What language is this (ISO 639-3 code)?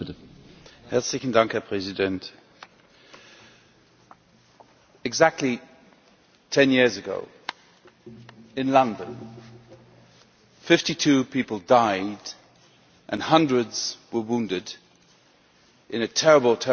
eng